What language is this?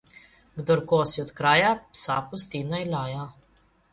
Slovenian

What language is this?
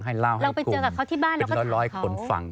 Thai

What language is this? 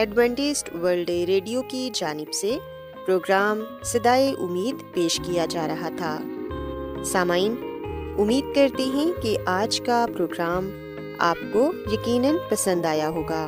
Urdu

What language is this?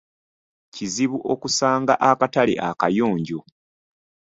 Ganda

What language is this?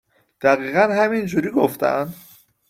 Persian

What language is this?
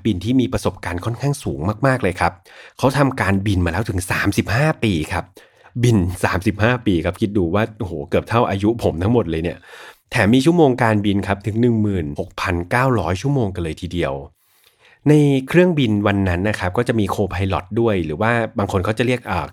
Thai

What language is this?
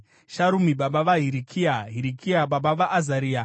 Shona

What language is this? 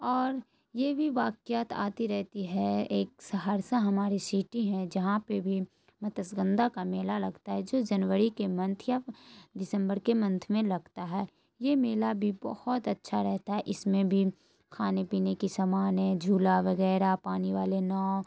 Urdu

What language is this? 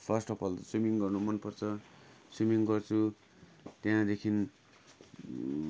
Nepali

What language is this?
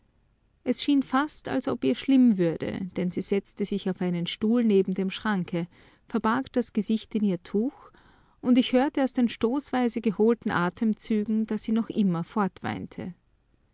German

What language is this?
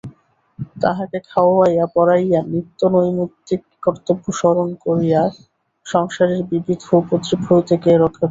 Bangla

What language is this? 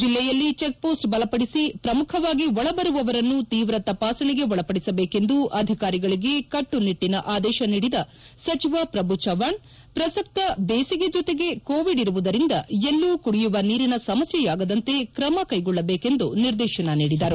Kannada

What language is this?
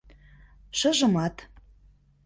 Mari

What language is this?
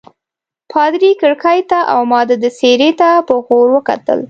Pashto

